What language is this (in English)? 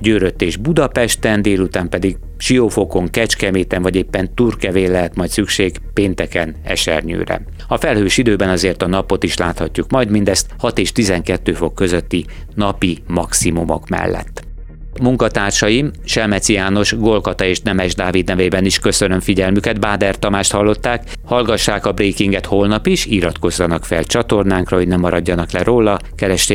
Hungarian